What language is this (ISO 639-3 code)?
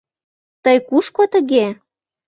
chm